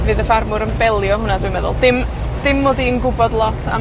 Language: Welsh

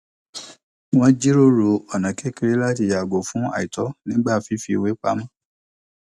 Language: Yoruba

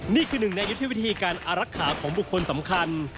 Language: Thai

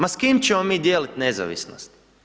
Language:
Croatian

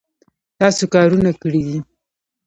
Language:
Pashto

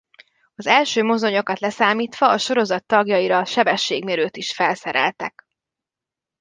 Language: Hungarian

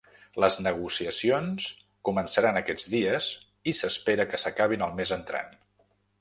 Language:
Catalan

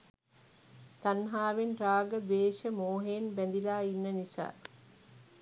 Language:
Sinhala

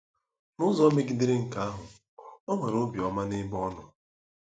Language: Igbo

